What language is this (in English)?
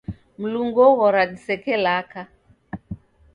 Taita